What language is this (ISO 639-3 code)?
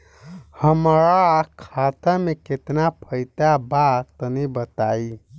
bho